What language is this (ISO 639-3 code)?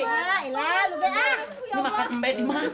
ind